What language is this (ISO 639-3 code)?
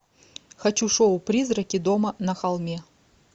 rus